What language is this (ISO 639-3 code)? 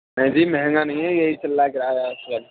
urd